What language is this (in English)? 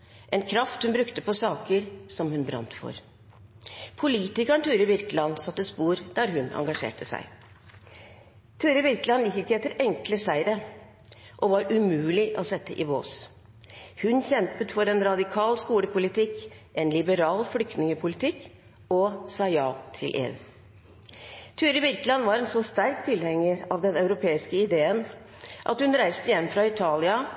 Norwegian Bokmål